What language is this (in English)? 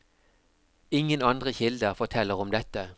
Norwegian